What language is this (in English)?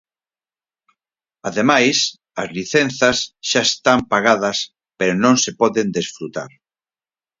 Galician